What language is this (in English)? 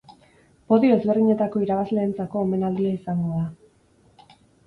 Basque